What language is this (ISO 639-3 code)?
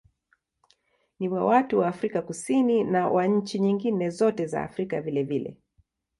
swa